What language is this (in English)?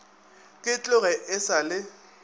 Northern Sotho